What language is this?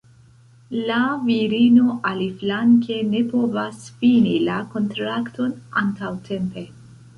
Esperanto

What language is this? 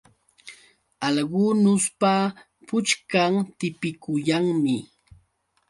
Yauyos Quechua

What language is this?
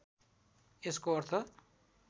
Nepali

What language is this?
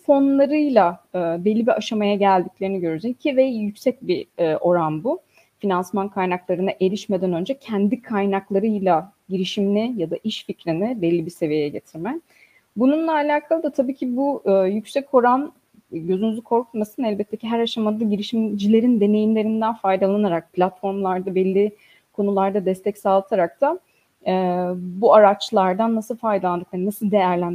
Turkish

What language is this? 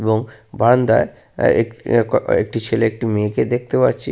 Bangla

